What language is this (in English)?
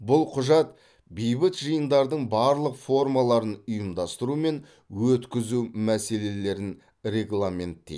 Kazakh